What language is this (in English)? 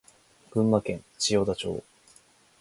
Japanese